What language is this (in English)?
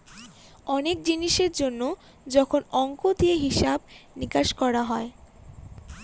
Bangla